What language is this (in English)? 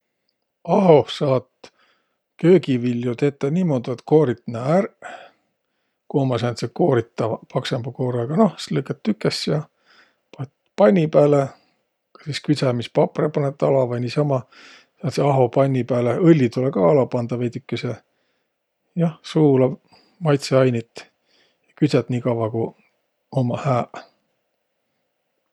Võro